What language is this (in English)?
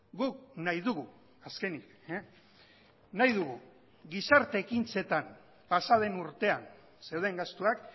Basque